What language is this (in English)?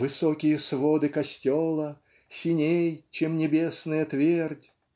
Russian